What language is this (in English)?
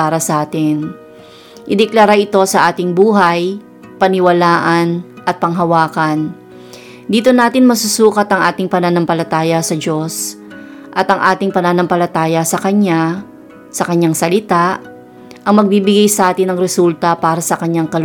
Filipino